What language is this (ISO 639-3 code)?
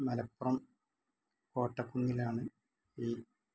mal